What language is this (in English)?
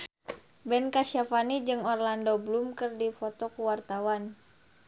Sundanese